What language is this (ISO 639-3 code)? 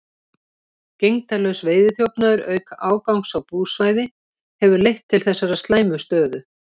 isl